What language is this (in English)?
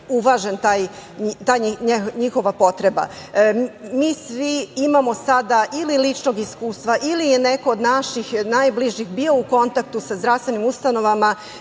Serbian